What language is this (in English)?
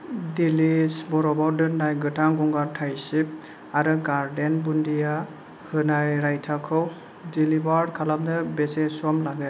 Bodo